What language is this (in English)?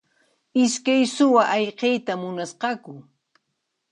Puno Quechua